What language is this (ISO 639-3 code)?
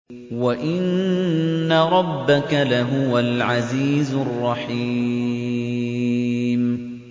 ara